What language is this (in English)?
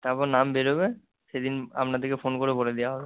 Bangla